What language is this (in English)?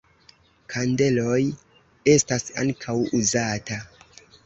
Esperanto